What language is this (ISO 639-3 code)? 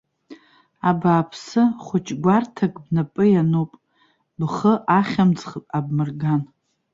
abk